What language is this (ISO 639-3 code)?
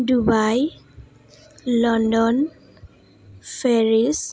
brx